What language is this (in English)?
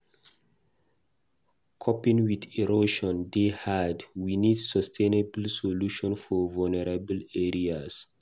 Nigerian Pidgin